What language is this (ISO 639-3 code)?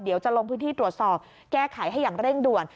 tha